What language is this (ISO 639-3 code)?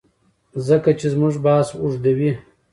pus